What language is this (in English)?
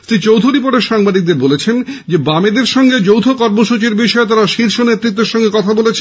Bangla